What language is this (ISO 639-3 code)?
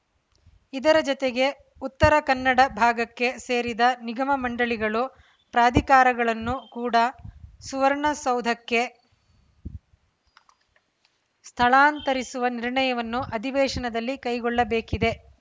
kan